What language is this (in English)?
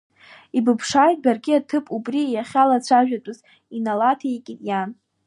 Abkhazian